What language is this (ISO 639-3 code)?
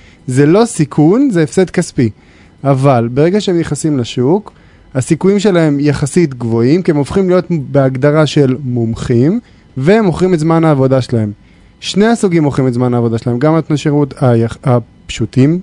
heb